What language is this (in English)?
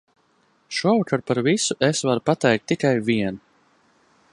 Latvian